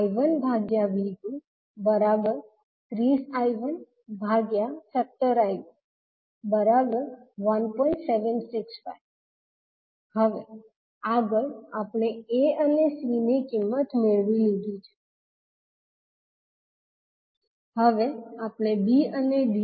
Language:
Gujarati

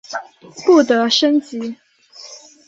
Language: Chinese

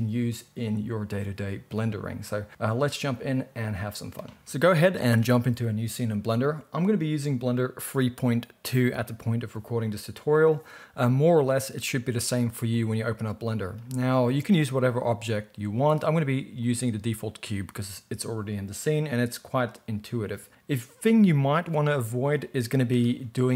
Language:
English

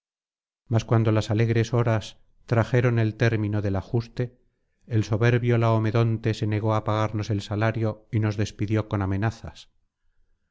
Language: Spanish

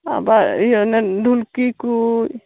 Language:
Santali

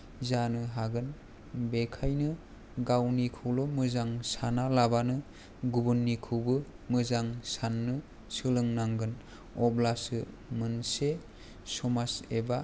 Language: Bodo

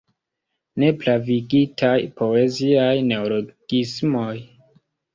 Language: Esperanto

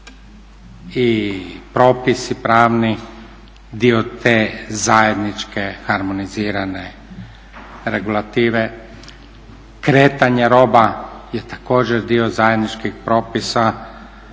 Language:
Croatian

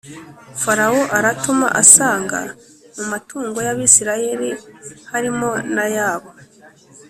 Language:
Kinyarwanda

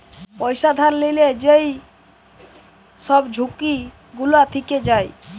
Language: Bangla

